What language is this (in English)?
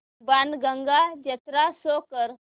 Marathi